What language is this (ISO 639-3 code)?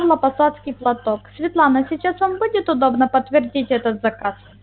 rus